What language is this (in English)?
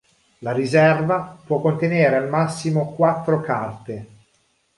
Italian